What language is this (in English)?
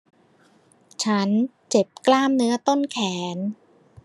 Thai